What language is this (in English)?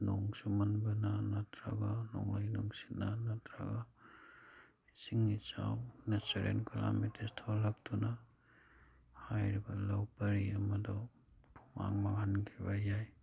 Manipuri